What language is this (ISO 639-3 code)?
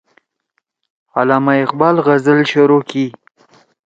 trw